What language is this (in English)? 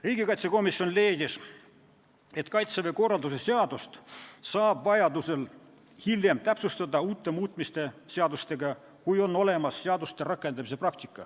Estonian